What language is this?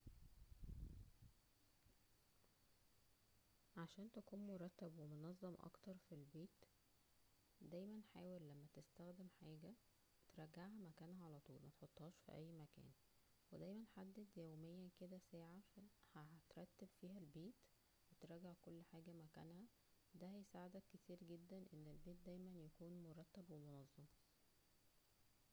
Egyptian Arabic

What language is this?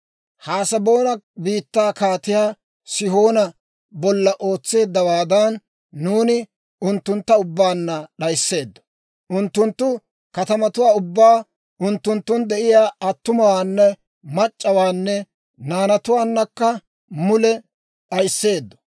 Dawro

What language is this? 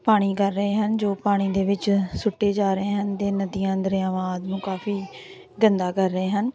Punjabi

